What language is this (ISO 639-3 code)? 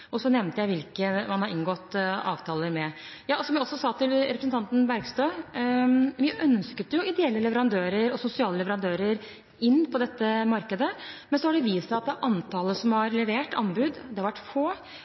nob